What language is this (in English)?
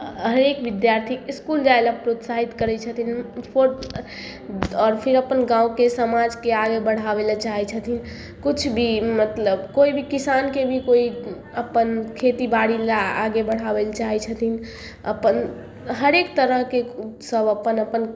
Maithili